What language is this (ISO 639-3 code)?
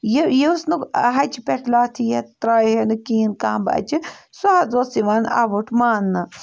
kas